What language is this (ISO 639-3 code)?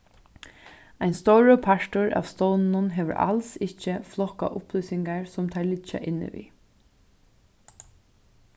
fao